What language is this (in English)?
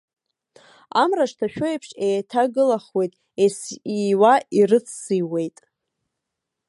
Abkhazian